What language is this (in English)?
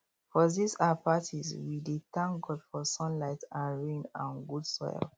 Nigerian Pidgin